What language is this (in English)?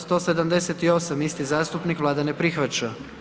Croatian